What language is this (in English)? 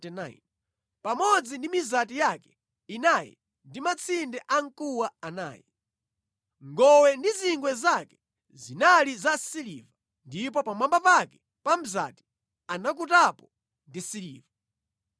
Nyanja